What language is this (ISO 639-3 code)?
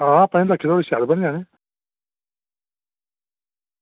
doi